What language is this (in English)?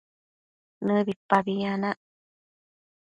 Matsés